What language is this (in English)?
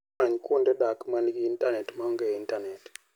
Luo (Kenya and Tanzania)